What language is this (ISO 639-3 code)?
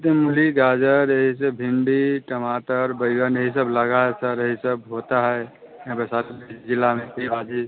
hin